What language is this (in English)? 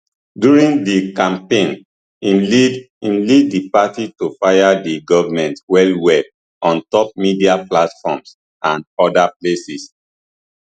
Nigerian Pidgin